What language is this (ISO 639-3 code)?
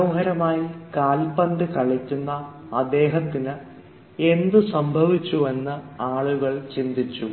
mal